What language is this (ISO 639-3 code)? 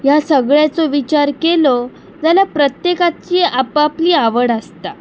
kok